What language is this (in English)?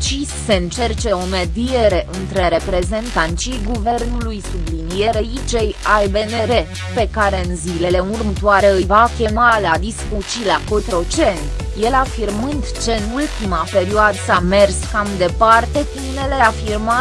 Romanian